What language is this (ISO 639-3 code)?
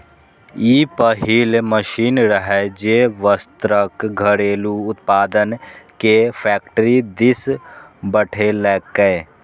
mai